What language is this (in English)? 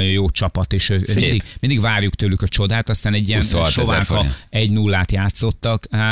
Hungarian